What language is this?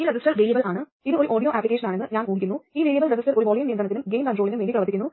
Malayalam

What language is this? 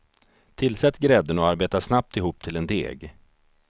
Swedish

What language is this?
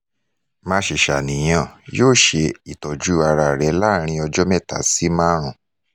Yoruba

